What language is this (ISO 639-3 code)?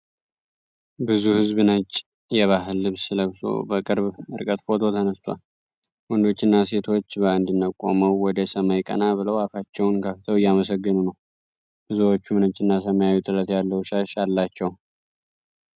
amh